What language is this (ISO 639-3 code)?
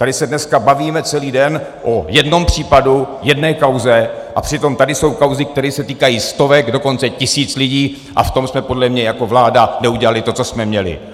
ces